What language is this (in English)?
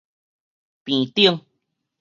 Min Nan Chinese